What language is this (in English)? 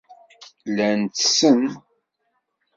Kabyle